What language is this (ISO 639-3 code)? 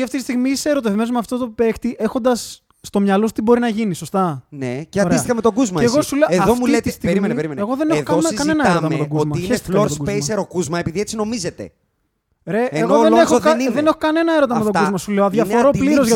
ell